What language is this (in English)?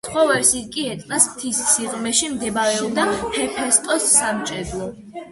Georgian